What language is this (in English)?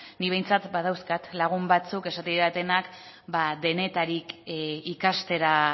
Basque